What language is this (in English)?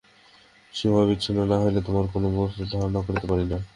Bangla